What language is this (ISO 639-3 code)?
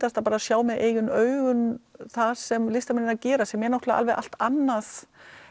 isl